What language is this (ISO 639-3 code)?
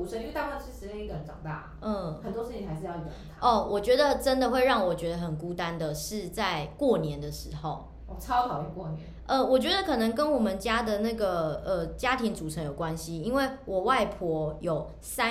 zho